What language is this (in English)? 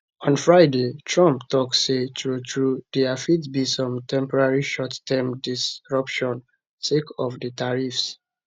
Nigerian Pidgin